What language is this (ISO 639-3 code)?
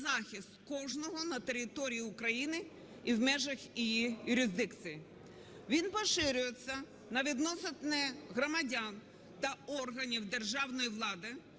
ukr